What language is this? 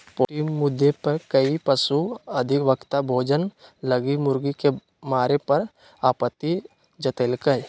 Magahi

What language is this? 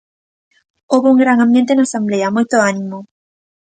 Galician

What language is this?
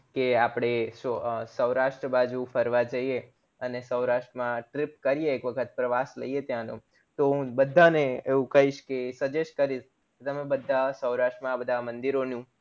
Gujarati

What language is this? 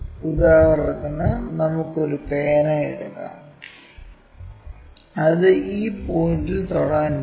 Malayalam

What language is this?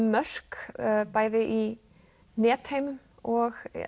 Icelandic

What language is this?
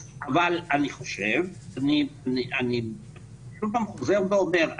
Hebrew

